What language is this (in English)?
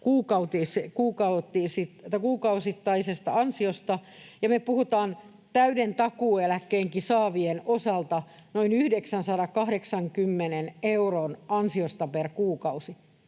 Finnish